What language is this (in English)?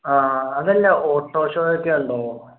Malayalam